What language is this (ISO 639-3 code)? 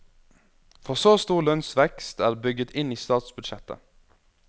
nor